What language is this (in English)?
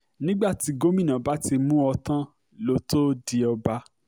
Yoruba